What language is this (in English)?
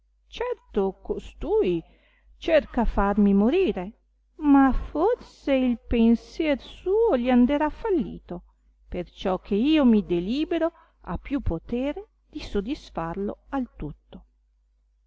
Italian